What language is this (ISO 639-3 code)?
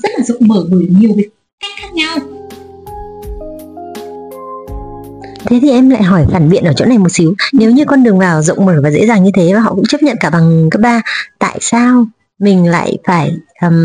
vie